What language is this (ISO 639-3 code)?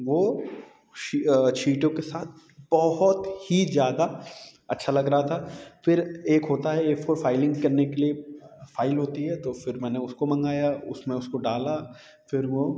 hin